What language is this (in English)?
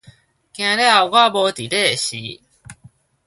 Min Nan Chinese